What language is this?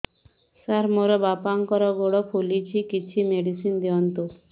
Odia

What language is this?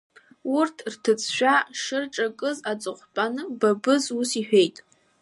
Abkhazian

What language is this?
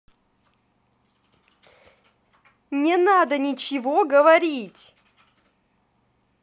Russian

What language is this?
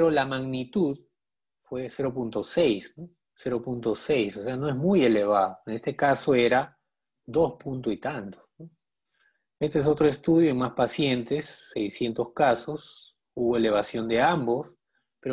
Spanish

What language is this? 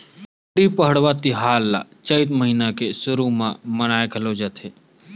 Chhattisgarhi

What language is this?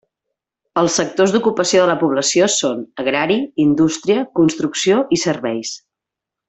Catalan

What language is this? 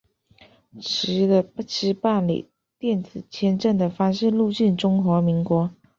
Chinese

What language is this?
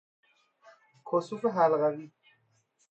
Persian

